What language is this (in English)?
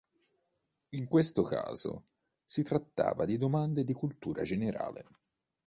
Italian